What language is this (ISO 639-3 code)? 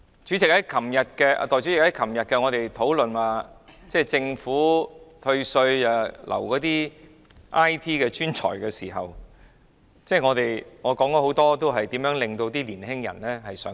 yue